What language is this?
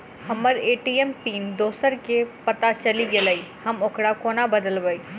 Maithili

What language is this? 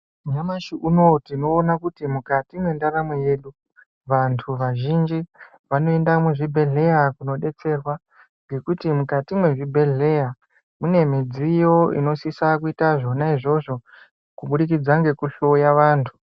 Ndau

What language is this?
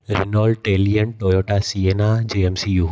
Sindhi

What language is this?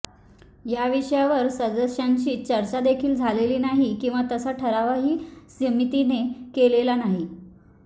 Marathi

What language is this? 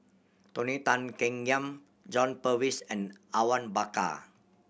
English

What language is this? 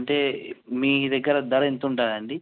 Telugu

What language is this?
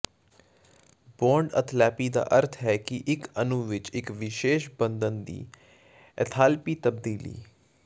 Punjabi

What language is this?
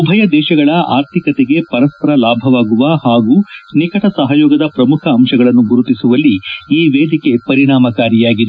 Kannada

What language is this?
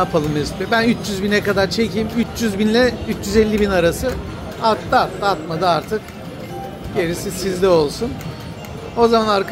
Turkish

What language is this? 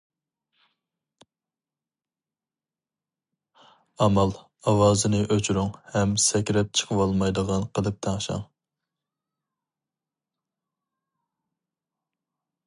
Uyghur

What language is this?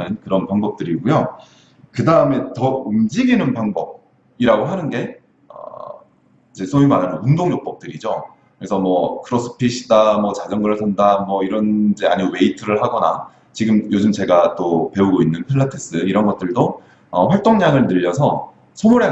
Korean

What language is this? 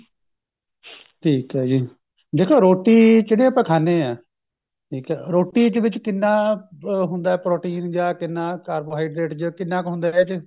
Punjabi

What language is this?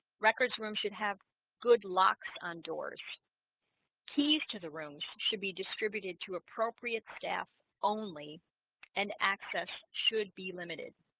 English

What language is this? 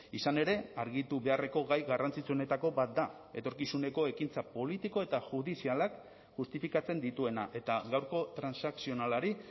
Basque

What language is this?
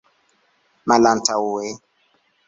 Esperanto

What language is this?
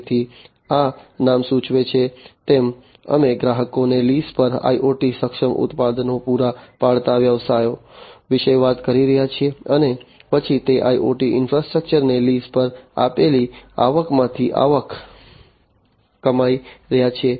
Gujarati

